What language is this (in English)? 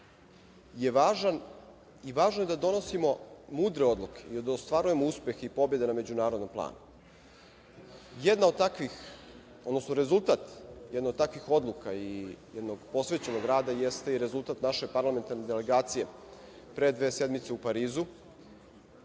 Serbian